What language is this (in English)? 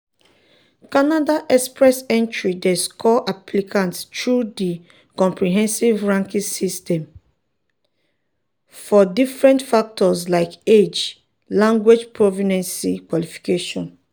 Nigerian Pidgin